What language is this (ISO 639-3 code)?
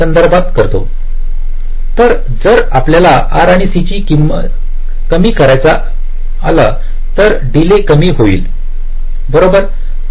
mar